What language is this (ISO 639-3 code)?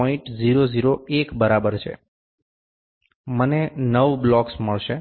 guj